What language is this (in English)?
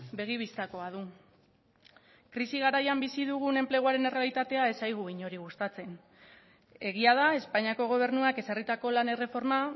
Basque